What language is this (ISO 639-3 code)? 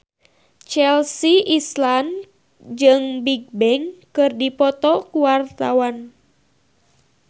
sun